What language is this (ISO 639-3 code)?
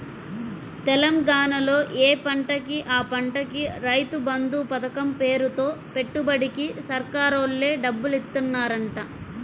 tel